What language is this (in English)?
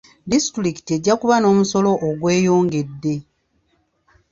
Ganda